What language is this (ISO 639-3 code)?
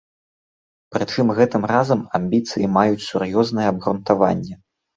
bel